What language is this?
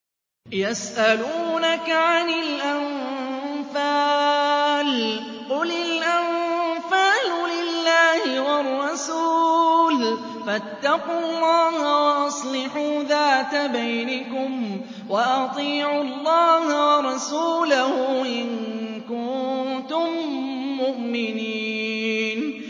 Arabic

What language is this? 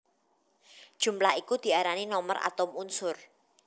Javanese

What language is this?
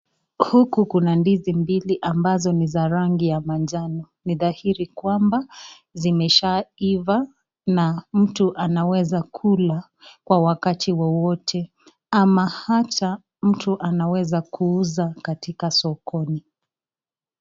Swahili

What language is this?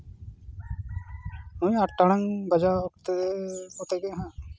Santali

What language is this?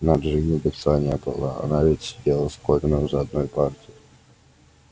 Russian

